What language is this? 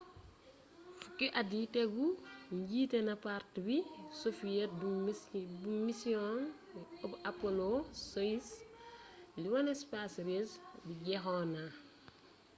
Wolof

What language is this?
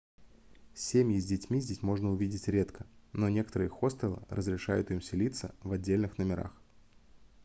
Russian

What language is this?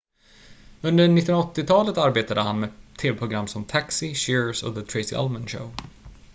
Swedish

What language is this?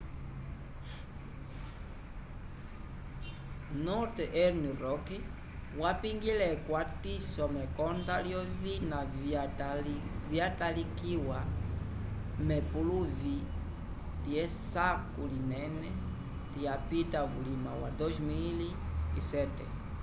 Umbundu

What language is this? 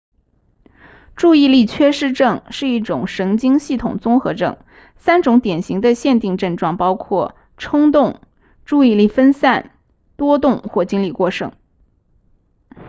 Chinese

